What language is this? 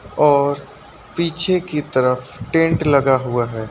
Hindi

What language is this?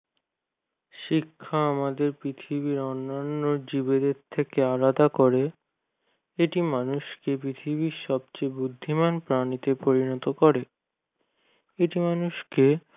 Bangla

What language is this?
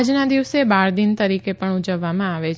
Gujarati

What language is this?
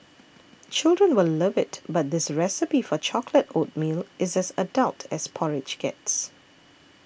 English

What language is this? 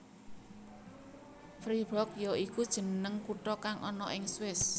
Javanese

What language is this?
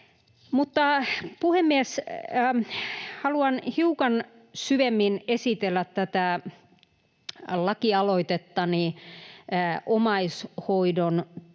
Finnish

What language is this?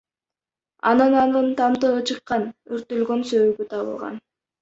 Kyrgyz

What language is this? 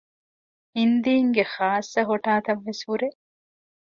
Divehi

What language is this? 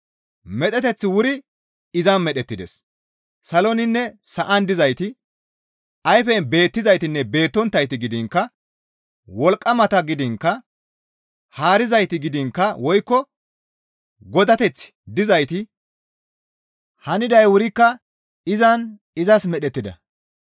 Gamo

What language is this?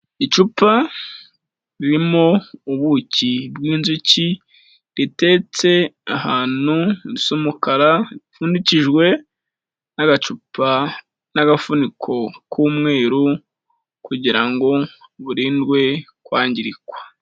Kinyarwanda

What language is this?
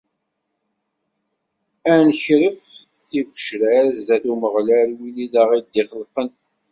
Kabyle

